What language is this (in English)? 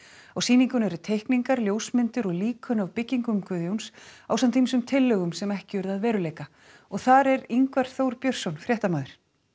Icelandic